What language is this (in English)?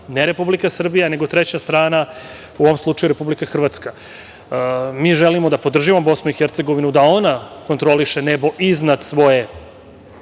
Serbian